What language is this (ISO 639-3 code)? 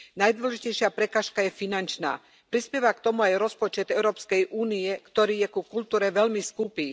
slk